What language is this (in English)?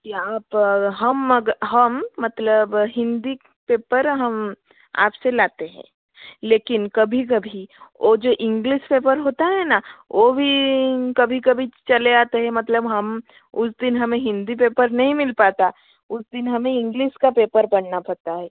Hindi